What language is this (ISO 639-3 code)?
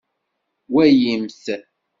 kab